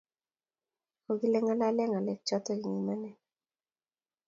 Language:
Kalenjin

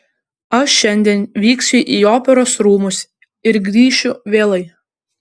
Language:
Lithuanian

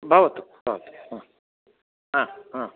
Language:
Sanskrit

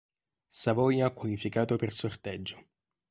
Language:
Italian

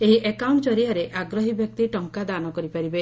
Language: Odia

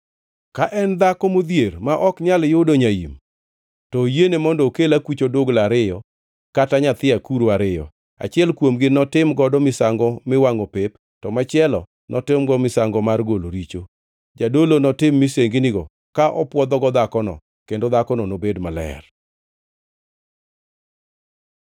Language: Luo (Kenya and Tanzania)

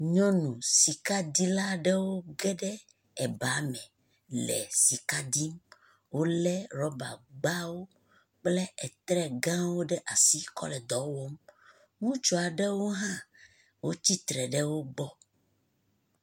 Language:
Ewe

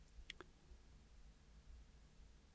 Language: Danish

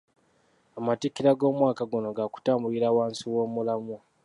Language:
Ganda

